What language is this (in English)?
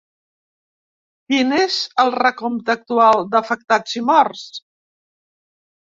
Catalan